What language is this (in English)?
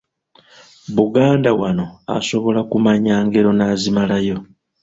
Ganda